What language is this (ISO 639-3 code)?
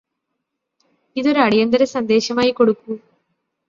mal